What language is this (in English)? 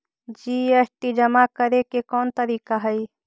Magahi